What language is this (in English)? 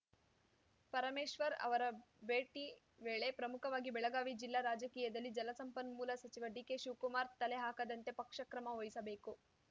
Kannada